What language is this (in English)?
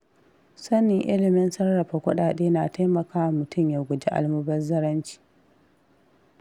Hausa